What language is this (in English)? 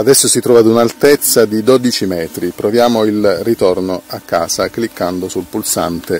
Italian